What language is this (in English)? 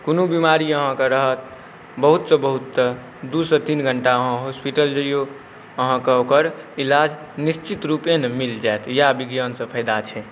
Maithili